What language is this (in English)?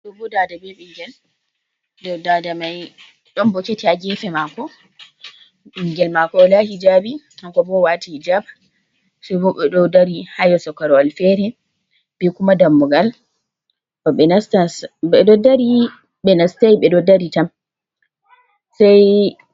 Fula